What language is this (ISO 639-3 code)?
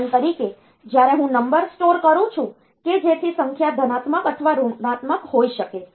guj